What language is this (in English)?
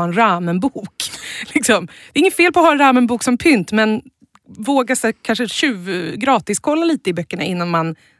Swedish